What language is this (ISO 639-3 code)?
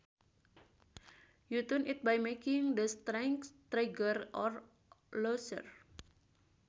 sun